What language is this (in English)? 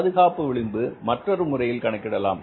Tamil